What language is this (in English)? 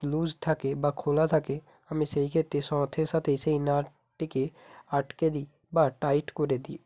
Bangla